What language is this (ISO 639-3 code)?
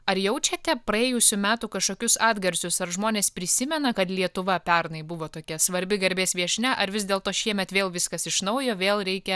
lit